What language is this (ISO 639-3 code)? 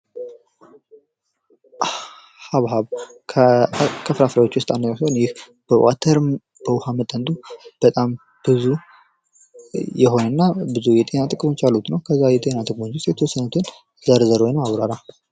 amh